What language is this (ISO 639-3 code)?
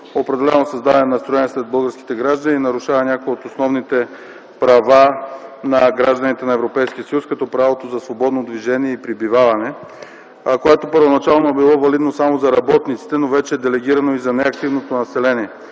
bul